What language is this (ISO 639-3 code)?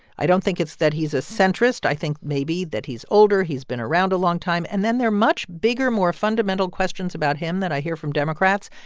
eng